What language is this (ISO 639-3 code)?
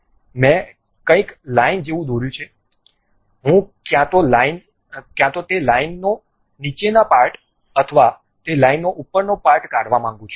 guj